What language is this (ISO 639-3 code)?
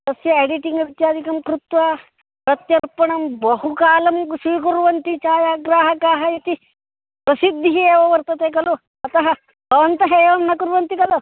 san